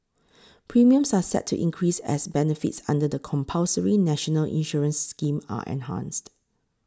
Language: English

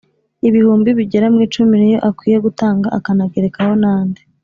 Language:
Kinyarwanda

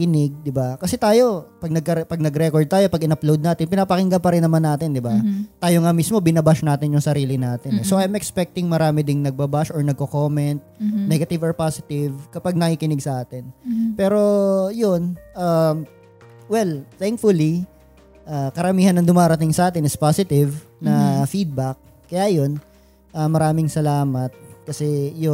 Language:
Filipino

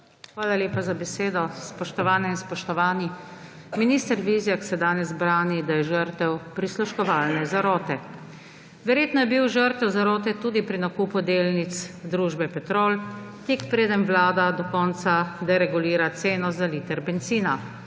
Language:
Slovenian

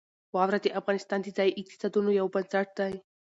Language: Pashto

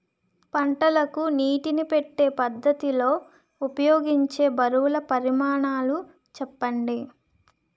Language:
Telugu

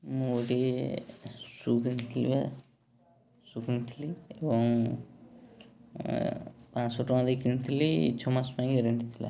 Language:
Odia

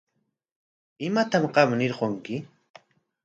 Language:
Corongo Ancash Quechua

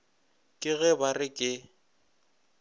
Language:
Northern Sotho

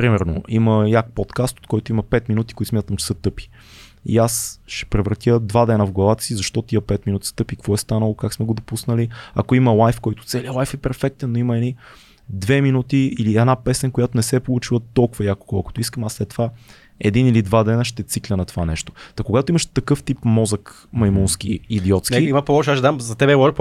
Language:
Bulgarian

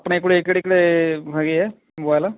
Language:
Punjabi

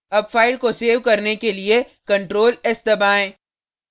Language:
Hindi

